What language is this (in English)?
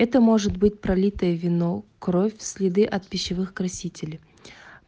Russian